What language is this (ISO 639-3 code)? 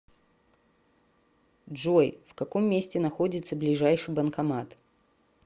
rus